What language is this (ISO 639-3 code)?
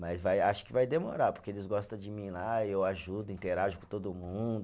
por